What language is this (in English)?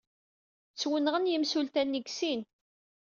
Kabyle